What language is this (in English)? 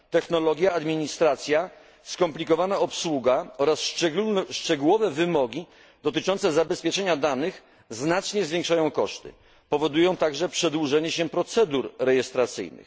Polish